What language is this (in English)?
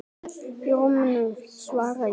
Icelandic